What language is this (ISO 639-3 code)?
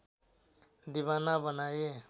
nep